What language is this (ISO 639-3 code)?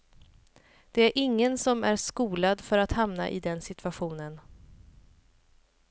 swe